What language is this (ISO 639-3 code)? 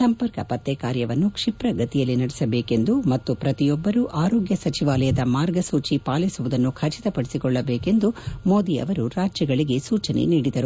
kan